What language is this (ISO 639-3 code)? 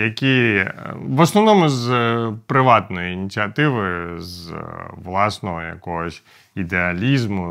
ukr